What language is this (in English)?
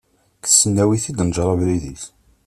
Kabyle